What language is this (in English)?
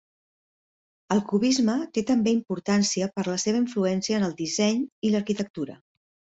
Catalan